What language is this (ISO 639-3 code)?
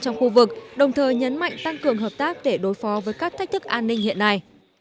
vie